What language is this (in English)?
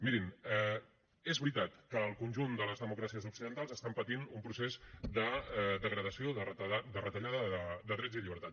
Catalan